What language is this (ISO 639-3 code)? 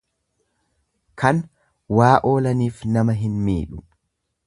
orm